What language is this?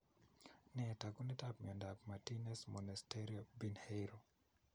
Kalenjin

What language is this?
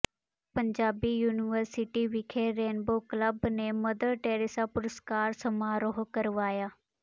Punjabi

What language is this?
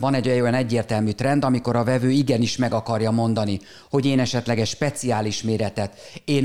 Hungarian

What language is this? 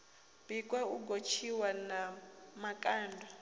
Venda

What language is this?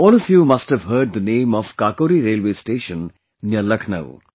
English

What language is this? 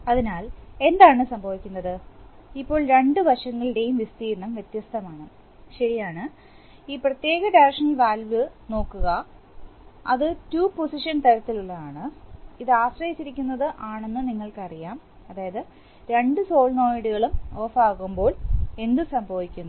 Malayalam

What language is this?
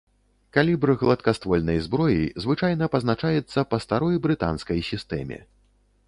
Belarusian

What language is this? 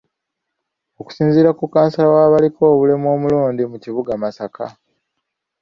Ganda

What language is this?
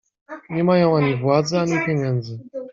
Polish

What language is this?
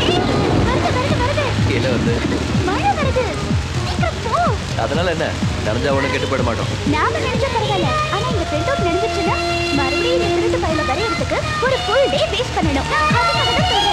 Hindi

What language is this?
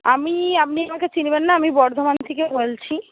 Bangla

